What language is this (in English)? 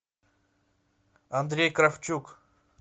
Russian